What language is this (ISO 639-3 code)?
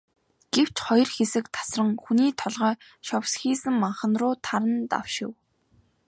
mon